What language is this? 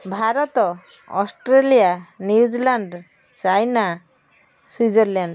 Odia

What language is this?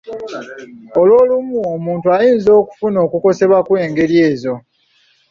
Ganda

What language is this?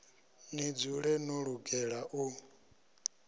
Venda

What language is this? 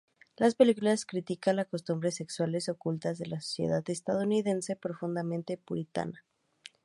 Spanish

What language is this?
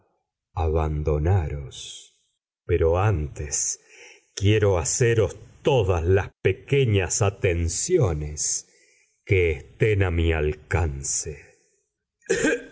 Spanish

